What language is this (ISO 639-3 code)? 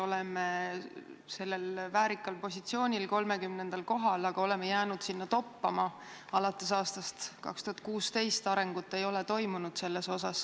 est